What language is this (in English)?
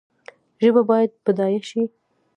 Pashto